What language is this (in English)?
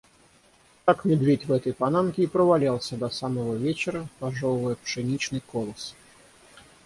Russian